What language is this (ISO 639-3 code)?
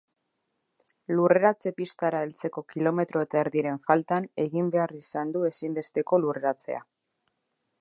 eus